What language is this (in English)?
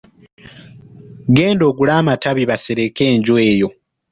Ganda